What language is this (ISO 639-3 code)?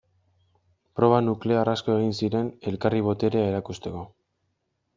eus